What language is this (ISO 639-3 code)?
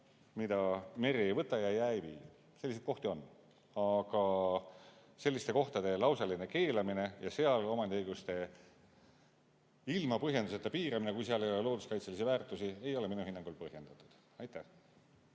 est